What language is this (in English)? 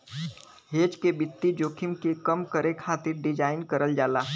Bhojpuri